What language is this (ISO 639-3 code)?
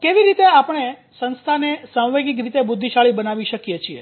guj